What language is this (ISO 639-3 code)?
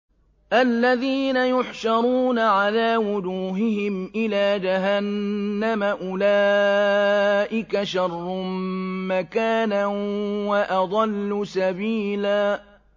ara